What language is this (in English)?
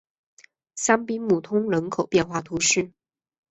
Chinese